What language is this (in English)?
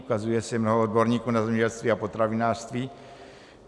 Czech